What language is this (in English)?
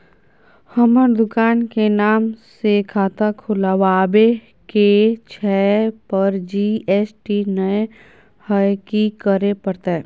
Maithili